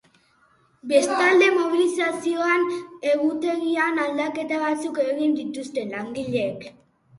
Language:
Basque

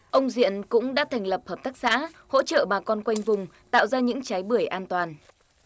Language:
Vietnamese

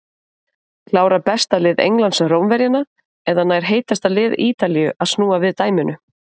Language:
Icelandic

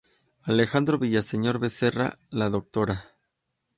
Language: Spanish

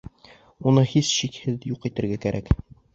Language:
Bashkir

